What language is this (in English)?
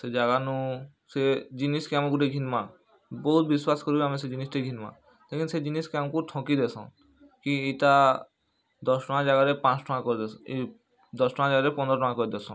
Odia